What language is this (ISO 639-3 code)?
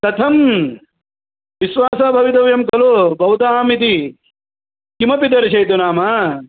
san